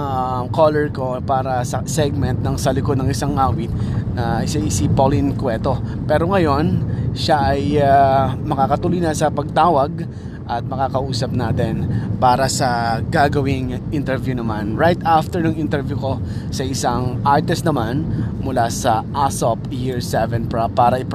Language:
Filipino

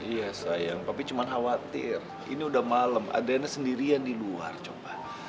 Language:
Indonesian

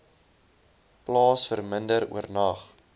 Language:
Afrikaans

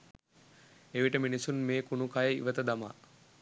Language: Sinhala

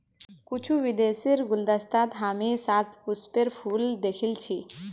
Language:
Magahi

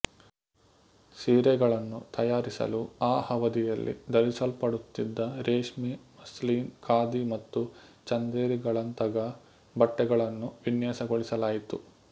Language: Kannada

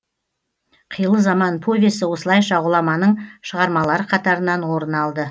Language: Kazakh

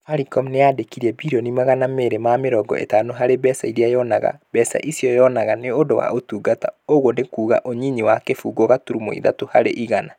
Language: Kikuyu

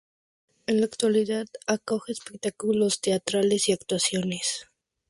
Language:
Spanish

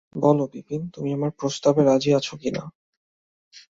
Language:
Bangla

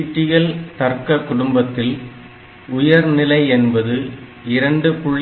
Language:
Tamil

